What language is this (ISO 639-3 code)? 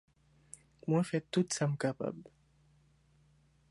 hat